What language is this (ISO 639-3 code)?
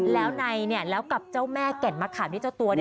tha